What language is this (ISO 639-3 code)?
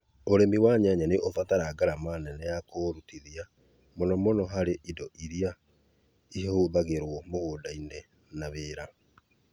kik